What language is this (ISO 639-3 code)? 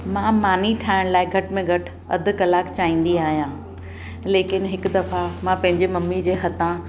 snd